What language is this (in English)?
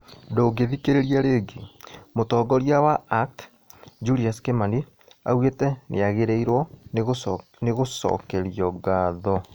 Kikuyu